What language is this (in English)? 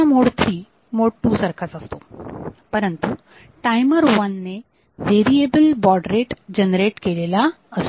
Marathi